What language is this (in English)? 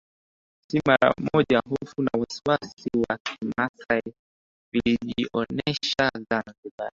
Swahili